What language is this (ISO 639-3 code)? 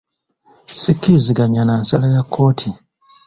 lug